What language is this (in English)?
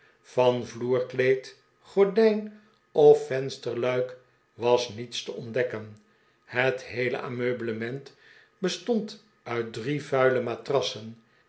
Dutch